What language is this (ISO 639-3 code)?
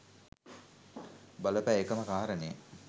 sin